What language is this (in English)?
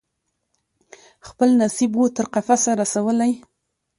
Pashto